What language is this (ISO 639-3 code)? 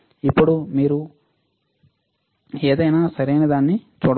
tel